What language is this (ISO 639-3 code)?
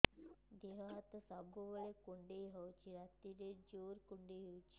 ori